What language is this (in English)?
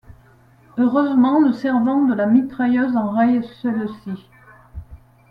French